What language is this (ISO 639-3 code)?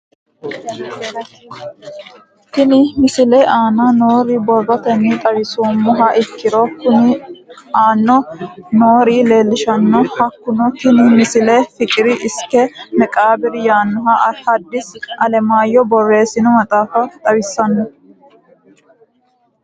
sid